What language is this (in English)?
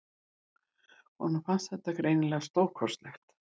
Icelandic